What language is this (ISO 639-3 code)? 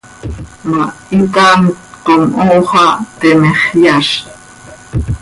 sei